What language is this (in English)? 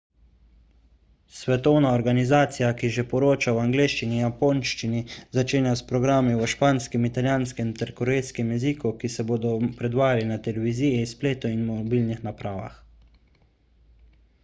Slovenian